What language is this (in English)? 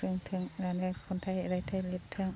Bodo